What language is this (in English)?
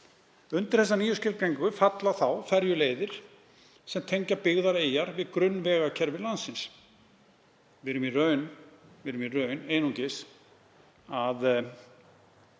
Icelandic